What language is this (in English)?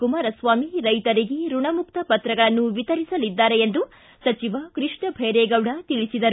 Kannada